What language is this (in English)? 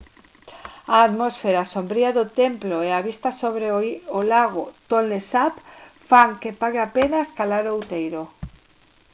Galician